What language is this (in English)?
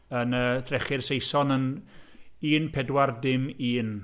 Welsh